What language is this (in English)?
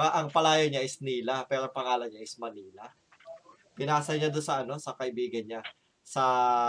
Filipino